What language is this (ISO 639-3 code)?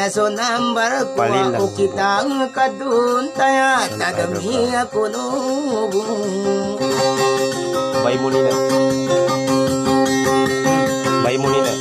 ind